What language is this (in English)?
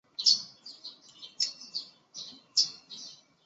Chinese